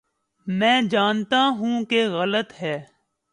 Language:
Urdu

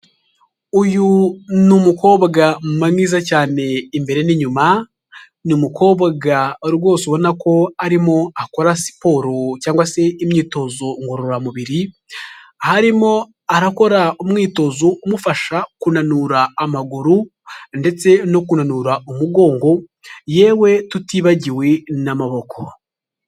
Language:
Kinyarwanda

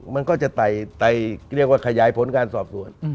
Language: Thai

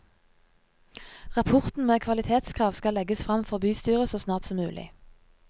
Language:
Norwegian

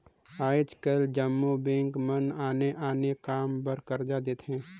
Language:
Chhattisgarhi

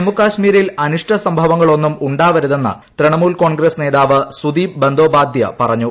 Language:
Malayalam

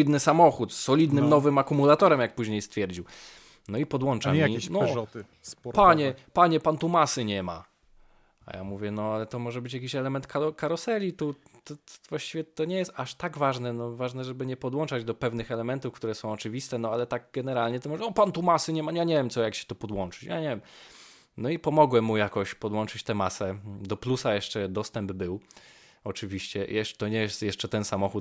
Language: Polish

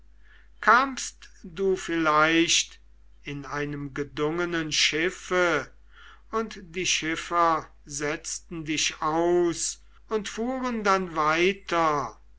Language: German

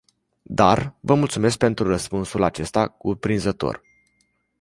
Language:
Romanian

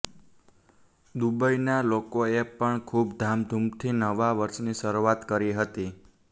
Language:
Gujarati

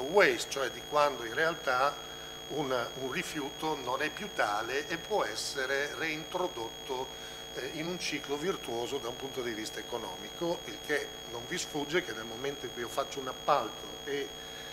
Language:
Italian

